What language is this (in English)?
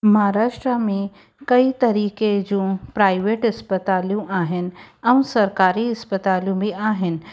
Sindhi